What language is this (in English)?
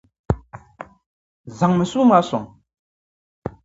Dagbani